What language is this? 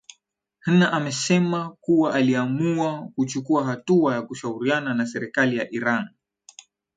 Swahili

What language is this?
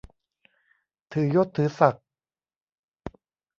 Thai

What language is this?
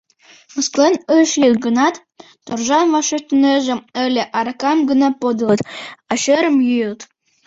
Mari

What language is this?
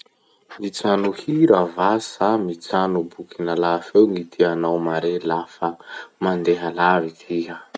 Masikoro Malagasy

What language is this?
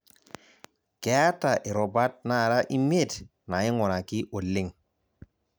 Masai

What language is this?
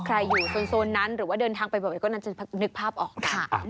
Thai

